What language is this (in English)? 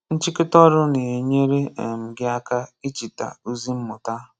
Igbo